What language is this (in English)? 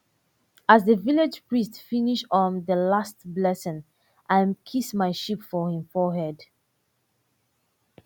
Nigerian Pidgin